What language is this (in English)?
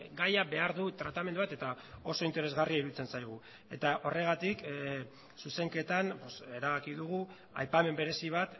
Basque